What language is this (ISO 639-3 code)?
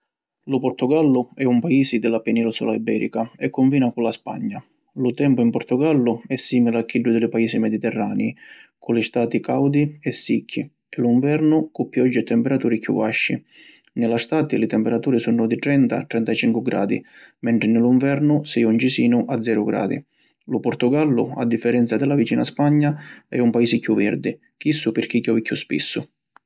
scn